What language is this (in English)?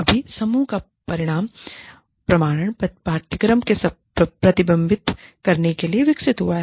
Hindi